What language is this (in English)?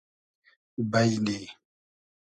Hazaragi